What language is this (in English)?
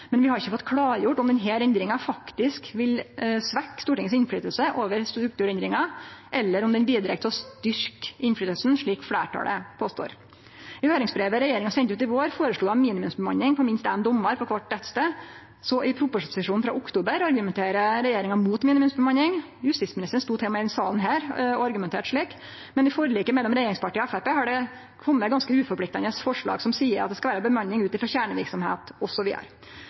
Norwegian Nynorsk